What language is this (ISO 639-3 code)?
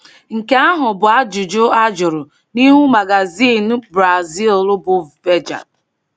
ibo